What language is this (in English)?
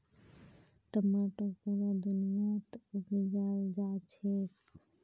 Magahi